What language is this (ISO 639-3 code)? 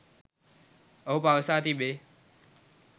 sin